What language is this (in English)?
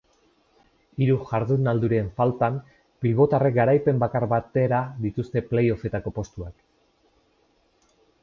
Basque